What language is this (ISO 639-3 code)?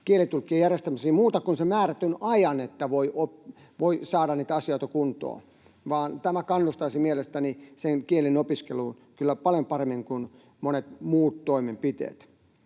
fin